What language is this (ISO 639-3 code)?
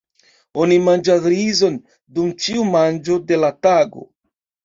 epo